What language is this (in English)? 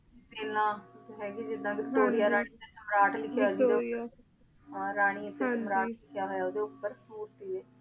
Punjabi